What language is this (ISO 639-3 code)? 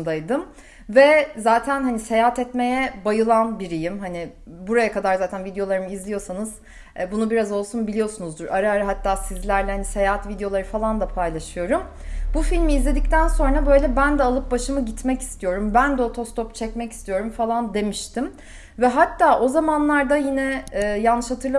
tur